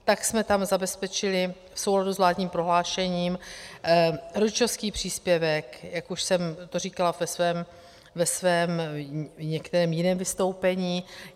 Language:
Czech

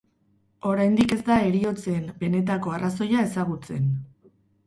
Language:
Basque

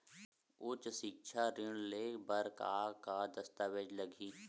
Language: Chhattisgarhi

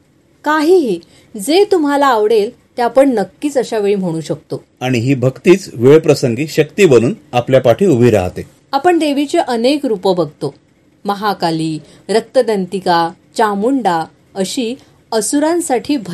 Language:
Marathi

